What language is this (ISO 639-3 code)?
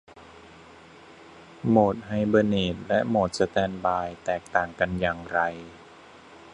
tha